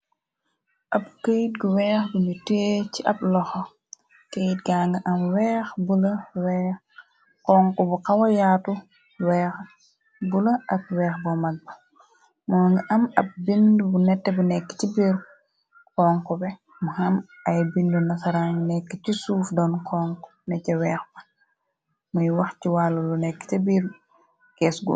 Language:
Wolof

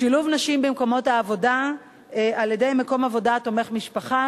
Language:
Hebrew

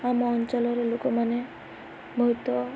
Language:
Odia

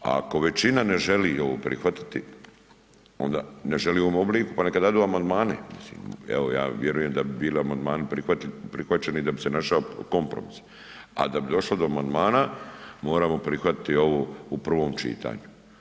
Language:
Croatian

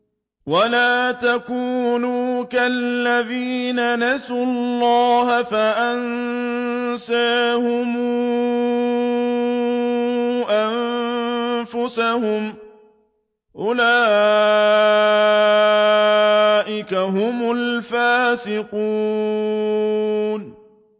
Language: Arabic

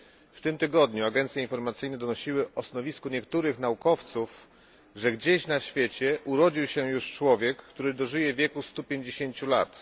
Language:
Polish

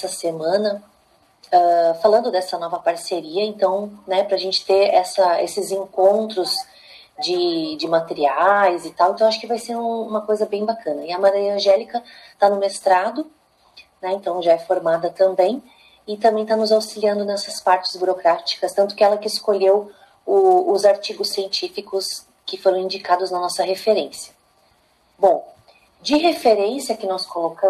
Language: Portuguese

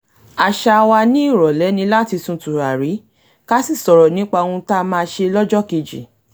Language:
Yoruba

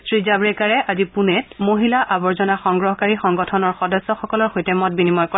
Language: Assamese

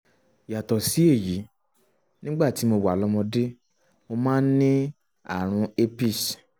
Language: Yoruba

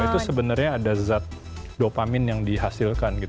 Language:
Indonesian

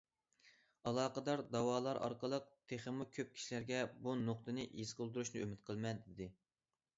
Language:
Uyghur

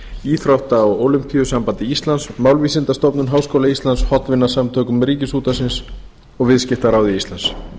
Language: Icelandic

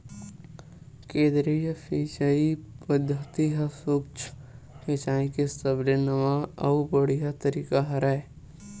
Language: Chhattisgarhi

